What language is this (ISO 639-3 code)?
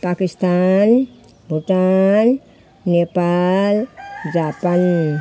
nep